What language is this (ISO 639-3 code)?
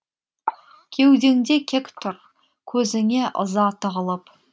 kaz